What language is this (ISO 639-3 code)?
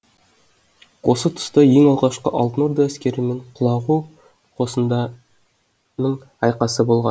kaz